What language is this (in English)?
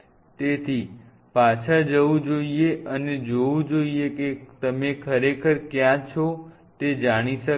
Gujarati